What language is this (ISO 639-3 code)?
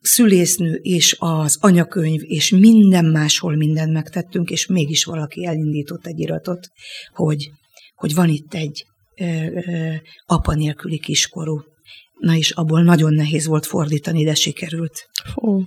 hun